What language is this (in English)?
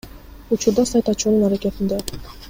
Kyrgyz